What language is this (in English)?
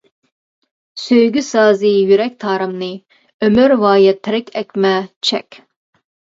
Uyghur